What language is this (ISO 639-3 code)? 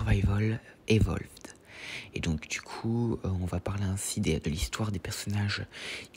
fra